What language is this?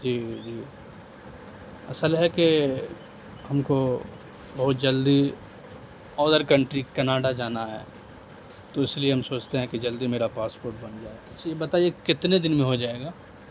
Urdu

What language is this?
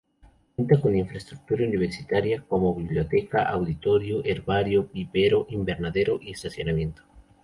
Spanish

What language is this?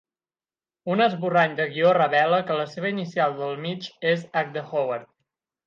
Catalan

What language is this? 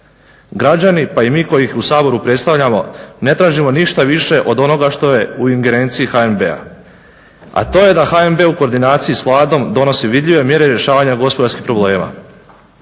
Croatian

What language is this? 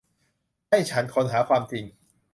Thai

